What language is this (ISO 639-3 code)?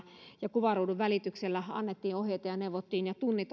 fin